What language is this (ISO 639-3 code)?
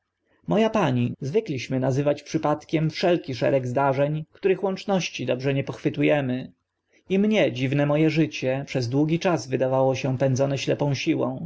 pol